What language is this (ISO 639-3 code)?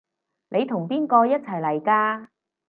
yue